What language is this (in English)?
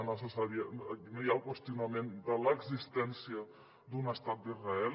Catalan